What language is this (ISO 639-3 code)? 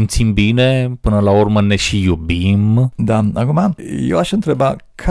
ron